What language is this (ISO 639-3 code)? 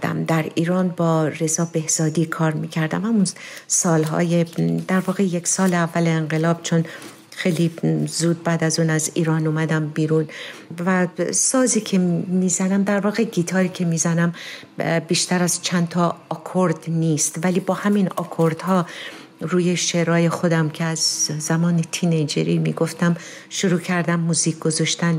fas